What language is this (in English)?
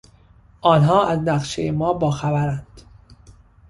Persian